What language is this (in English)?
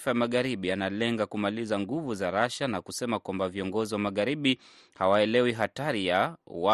Swahili